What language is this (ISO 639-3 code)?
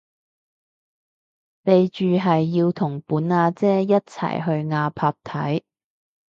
yue